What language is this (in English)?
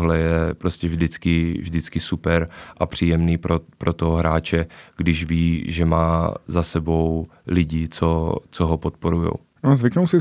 Czech